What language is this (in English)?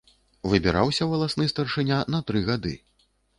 Belarusian